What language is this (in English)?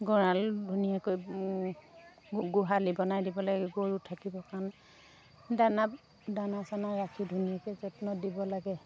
Assamese